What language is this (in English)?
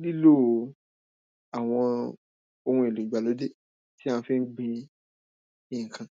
Yoruba